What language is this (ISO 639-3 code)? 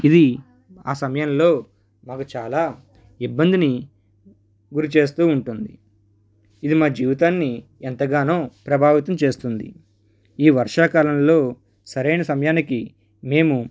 tel